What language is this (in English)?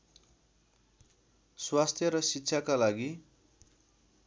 Nepali